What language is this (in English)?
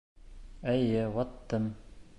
Bashkir